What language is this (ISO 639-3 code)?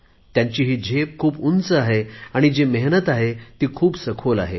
mar